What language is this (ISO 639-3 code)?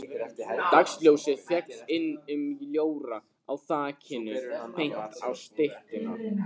isl